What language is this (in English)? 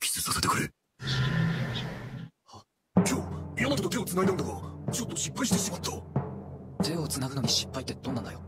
Japanese